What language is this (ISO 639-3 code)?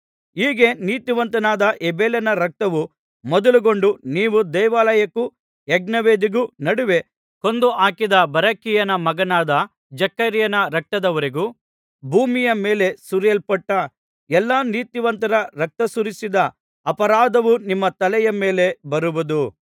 kan